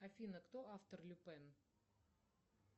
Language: Russian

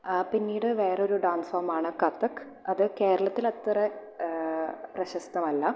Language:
Malayalam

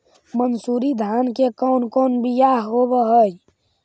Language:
Magahi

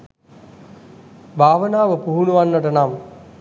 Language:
Sinhala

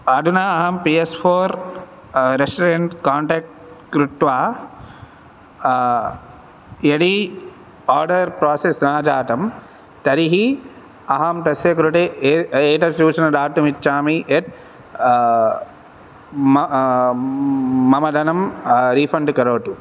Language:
Sanskrit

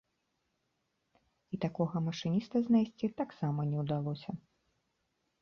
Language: Belarusian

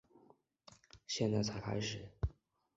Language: Chinese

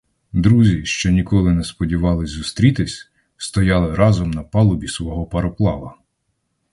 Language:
Ukrainian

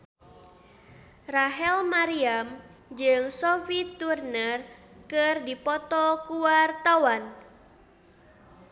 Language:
Sundanese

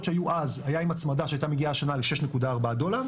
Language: Hebrew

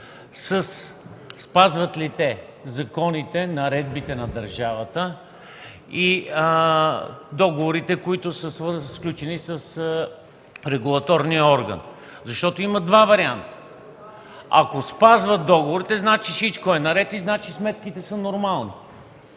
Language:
Bulgarian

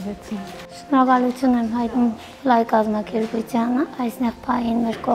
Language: Turkish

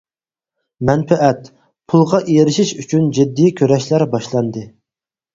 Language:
Uyghur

